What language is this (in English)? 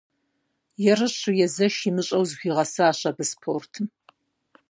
Kabardian